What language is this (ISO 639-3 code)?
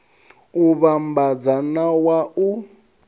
ven